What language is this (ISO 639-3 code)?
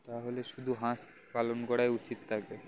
ben